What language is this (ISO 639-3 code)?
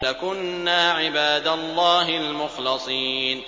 ara